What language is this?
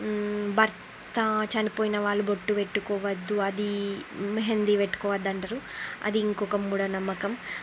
Telugu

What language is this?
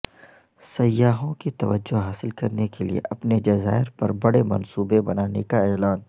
Urdu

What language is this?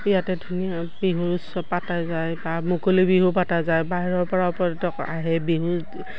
Assamese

